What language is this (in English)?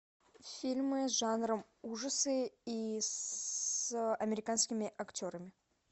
Russian